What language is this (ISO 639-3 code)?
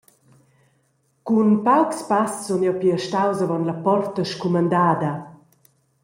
roh